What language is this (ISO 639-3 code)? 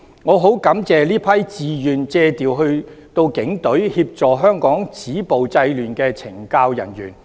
yue